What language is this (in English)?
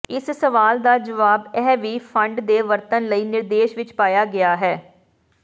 Punjabi